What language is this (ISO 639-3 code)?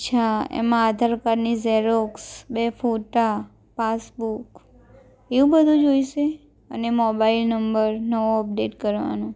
guj